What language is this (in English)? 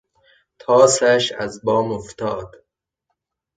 Persian